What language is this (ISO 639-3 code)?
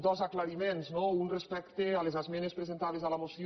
cat